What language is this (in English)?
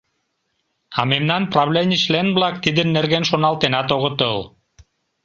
Mari